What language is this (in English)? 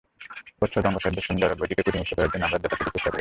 Bangla